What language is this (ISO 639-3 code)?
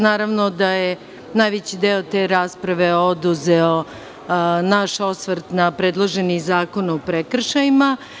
srp